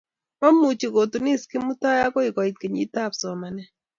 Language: Kalenjin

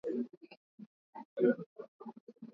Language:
Swahili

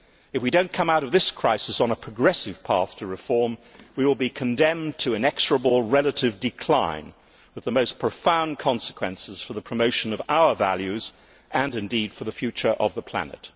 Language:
English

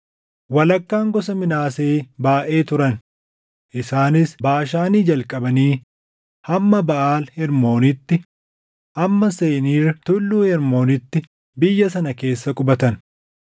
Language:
Oromo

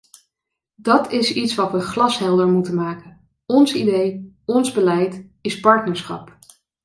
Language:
Dutch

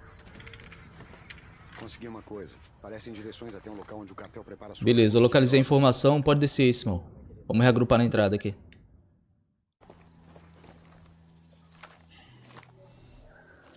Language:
Portuguese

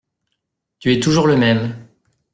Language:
French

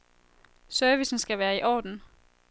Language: Danish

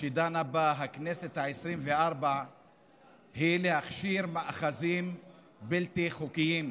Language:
Hebrew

